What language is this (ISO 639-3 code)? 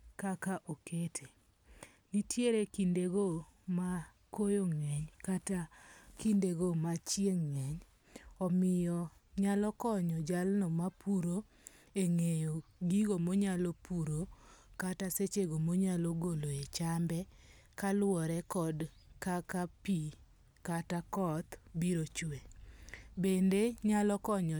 luo